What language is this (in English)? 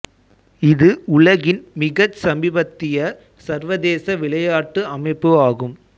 Tamil